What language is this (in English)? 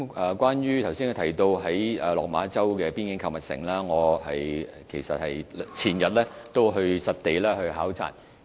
Cantonese